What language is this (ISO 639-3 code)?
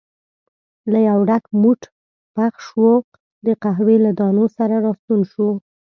pus